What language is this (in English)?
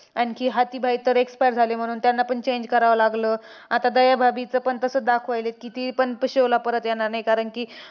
Marathi